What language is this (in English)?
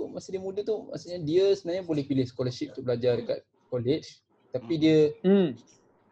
Malay